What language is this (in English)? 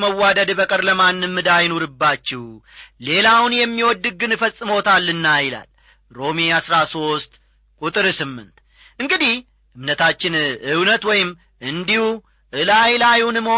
Amharic